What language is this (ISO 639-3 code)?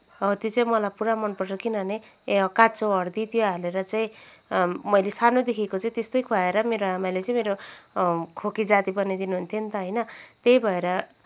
nep